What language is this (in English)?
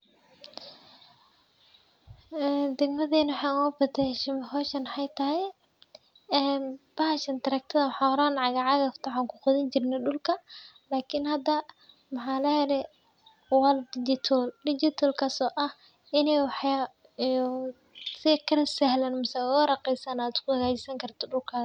Somali